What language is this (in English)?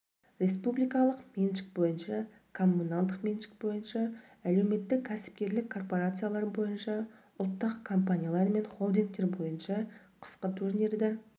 Kazakh